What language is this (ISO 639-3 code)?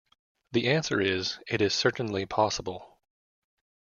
eng